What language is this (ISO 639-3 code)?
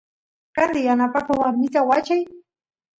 qus